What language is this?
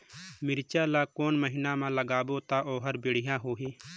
Chhattisgarhi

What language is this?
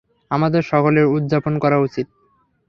Bangla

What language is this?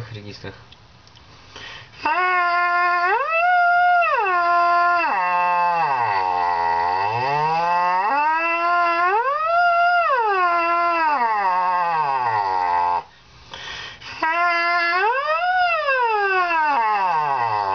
Russian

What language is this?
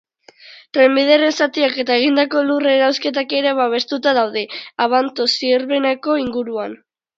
Basque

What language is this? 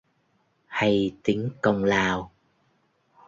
Vietnamese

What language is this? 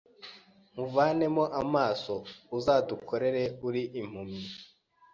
Kinyarwanda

